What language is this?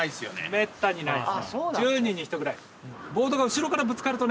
Japanese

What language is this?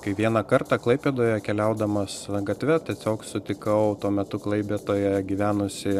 Lithuanian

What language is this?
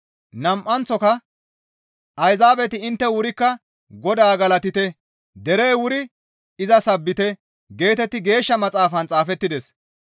Gamo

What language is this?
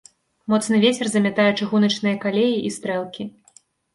Belarusian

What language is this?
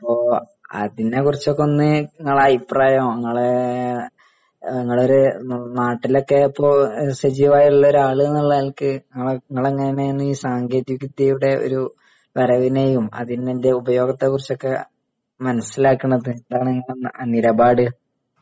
Malayalam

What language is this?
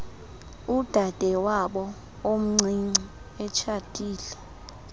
Xhosa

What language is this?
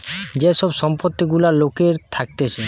Bangla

